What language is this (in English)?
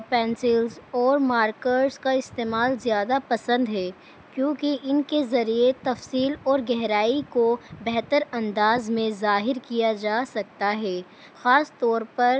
Urdu